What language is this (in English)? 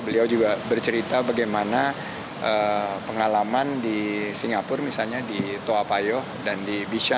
Indonesian